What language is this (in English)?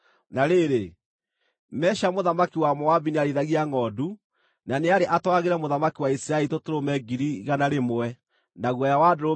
Kikuyu